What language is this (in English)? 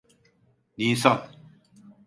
Turkish